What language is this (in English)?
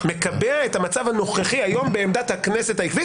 Hebrew